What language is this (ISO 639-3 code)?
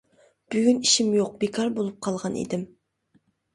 uig